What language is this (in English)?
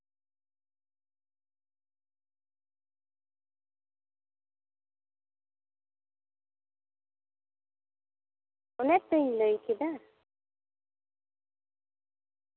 Santali